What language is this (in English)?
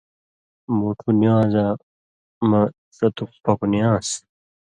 Indus Kohistani